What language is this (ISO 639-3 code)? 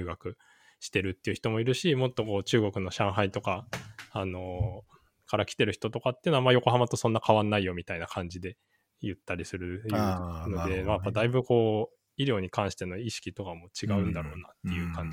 jpn